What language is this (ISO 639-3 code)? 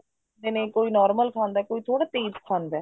pan